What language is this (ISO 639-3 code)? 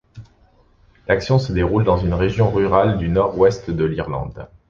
fra